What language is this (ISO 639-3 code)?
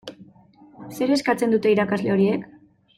eus